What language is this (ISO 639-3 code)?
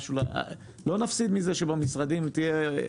heb